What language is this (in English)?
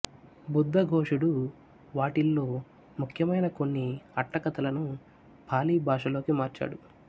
Telugu